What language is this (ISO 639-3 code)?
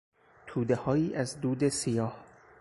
fas